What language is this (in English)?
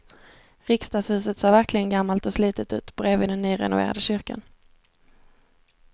Swedish